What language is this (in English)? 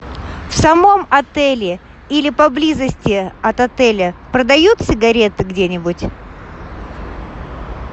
Russian